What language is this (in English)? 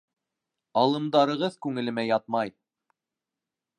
Bashkir